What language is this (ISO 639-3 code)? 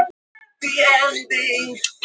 isl